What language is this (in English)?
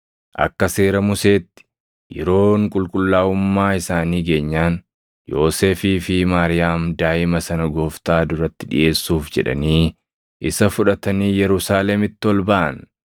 Oromo